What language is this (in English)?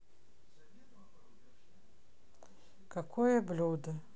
Russian